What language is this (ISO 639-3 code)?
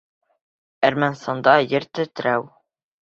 bak